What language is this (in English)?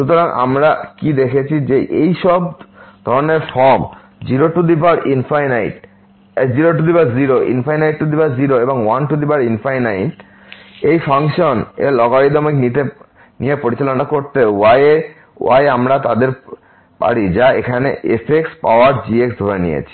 Bangla